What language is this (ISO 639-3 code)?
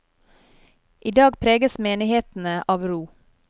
nor